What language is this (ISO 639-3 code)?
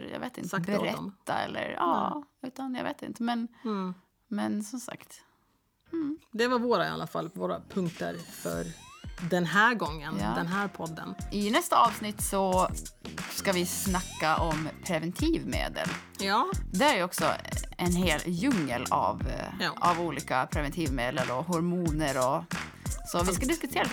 swe